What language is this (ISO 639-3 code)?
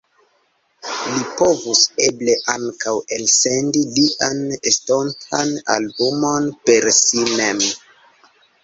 epo